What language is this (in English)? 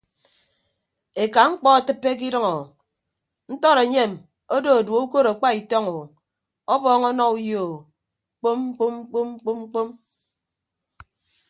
Ibibio